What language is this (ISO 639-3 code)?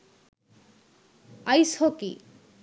sin